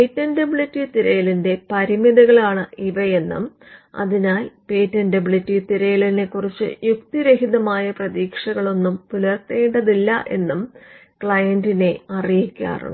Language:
Malayalam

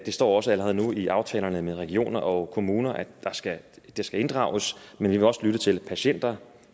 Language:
Danish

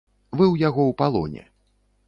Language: Belarusian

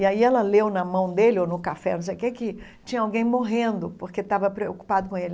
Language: Portuguese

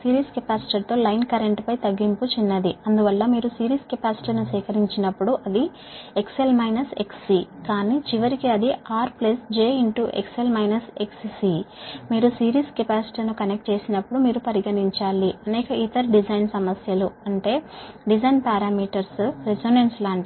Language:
Telugu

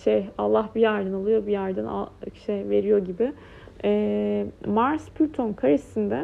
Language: Turkish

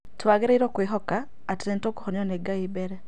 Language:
Kikuyu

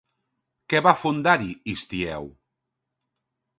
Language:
Catalan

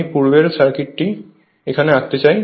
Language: Bangla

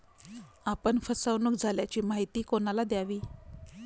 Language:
Marathi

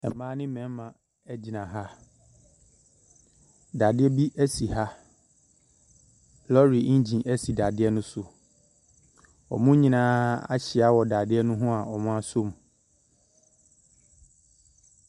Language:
Akan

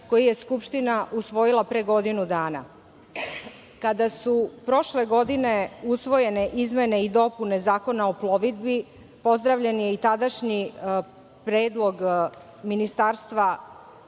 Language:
Serbian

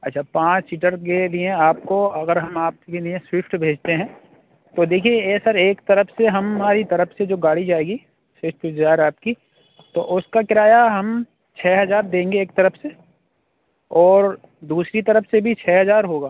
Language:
Urdu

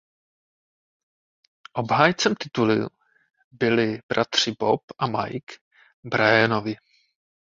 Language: Czech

